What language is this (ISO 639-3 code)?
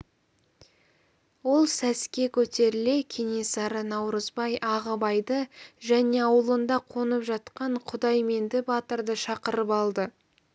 kaz